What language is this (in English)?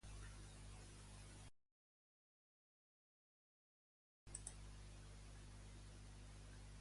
Catalan